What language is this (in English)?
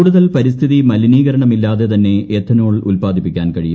Malayalam